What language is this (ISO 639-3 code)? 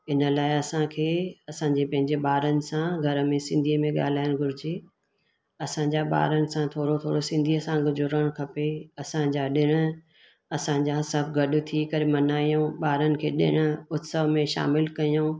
snd